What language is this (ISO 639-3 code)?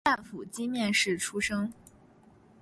zho